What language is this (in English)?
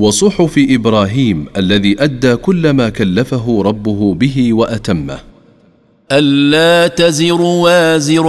Arabic